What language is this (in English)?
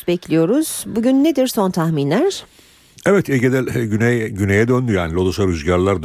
Turkish